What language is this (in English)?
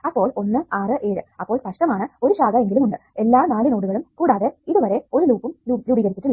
Malayalam